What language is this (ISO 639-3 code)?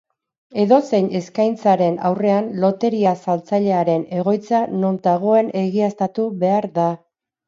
eus